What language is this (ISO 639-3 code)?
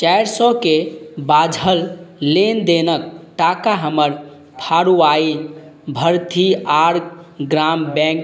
mai